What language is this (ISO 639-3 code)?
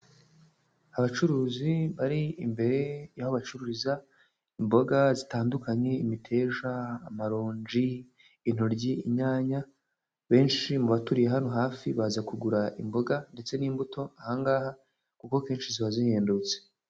kin